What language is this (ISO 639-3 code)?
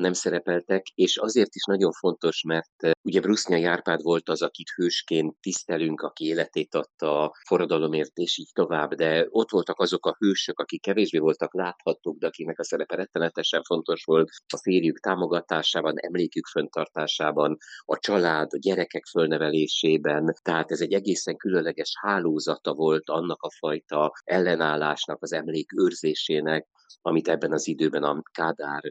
hun